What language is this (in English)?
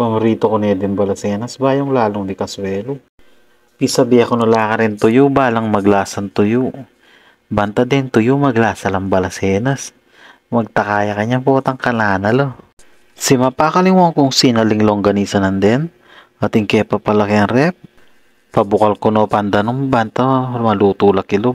Filipino